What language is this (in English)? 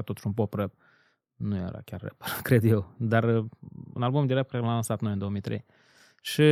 Romanian